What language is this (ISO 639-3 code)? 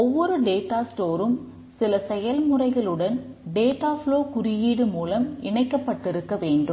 tam